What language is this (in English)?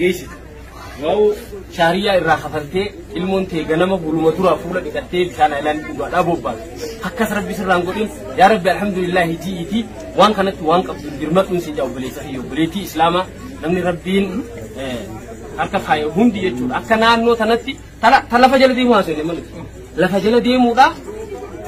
Arabic